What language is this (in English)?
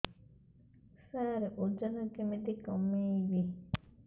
Odia